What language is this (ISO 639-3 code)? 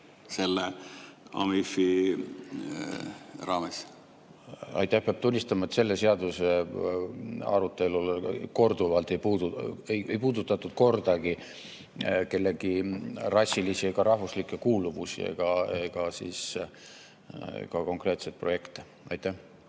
est